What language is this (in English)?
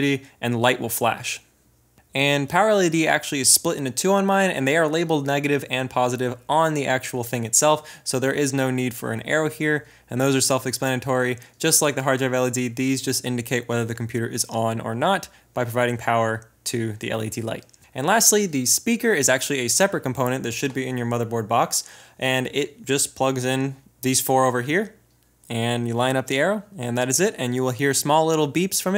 English